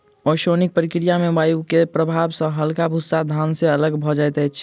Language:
Maithili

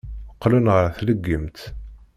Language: Kabyle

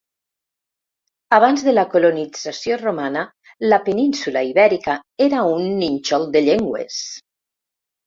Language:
Catalan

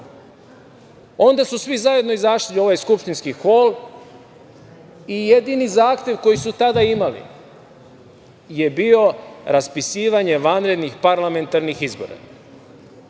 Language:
Serbian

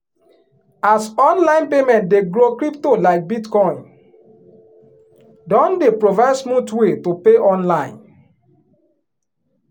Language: Nigerian Pidgin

